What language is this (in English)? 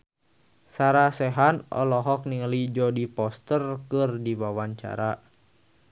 Sundanese